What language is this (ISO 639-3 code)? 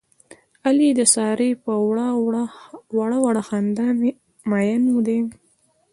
pus